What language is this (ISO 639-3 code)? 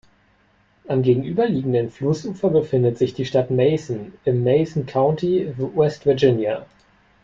deu